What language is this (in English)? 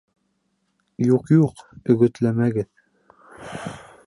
Bashkir